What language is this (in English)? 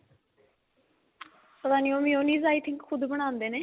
Punjabi